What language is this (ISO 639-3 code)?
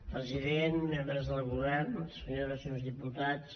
cat